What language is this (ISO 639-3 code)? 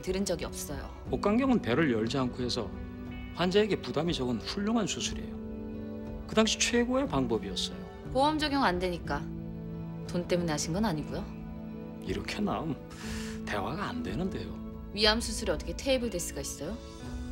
kor